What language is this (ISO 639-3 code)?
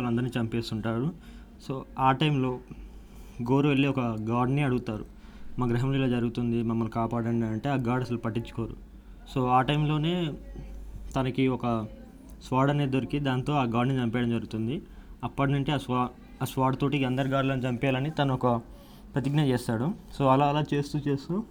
tel